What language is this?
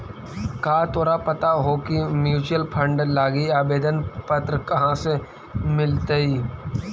Magahi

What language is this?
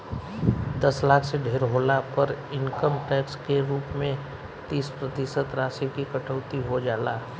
Bhojpuri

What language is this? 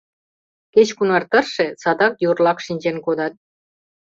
Mari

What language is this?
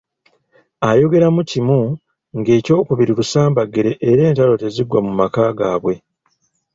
Ganda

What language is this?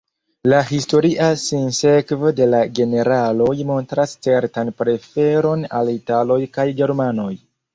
Esperanto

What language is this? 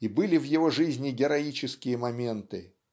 Russian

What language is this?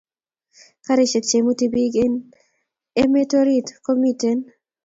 Kalenjin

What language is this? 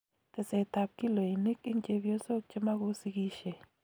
Kalenjin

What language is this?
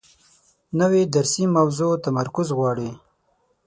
Pashto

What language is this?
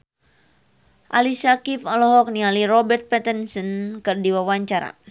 Sundanese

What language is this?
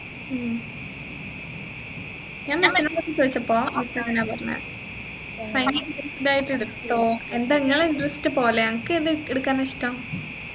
Malayalam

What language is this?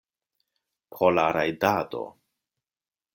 Esperanto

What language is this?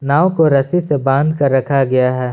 Hindi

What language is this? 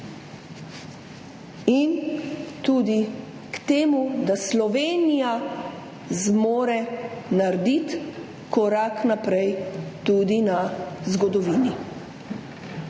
Slovenian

